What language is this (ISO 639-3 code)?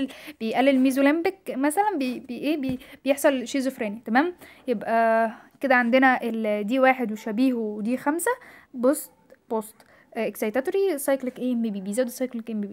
ara